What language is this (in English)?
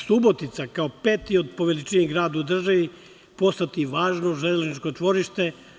Serbian